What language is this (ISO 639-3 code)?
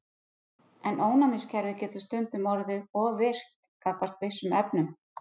isl